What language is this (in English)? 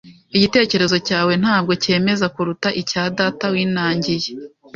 Kinyarwanda